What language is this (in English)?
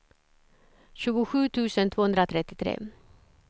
Swedish